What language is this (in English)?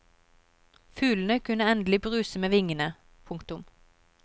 Norwegian